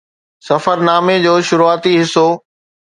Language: Sindhi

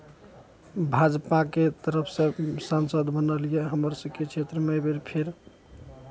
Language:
Maithili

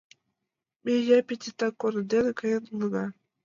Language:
Mari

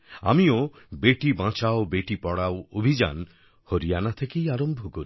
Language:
Bangla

